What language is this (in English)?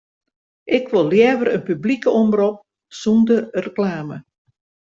Western Frisian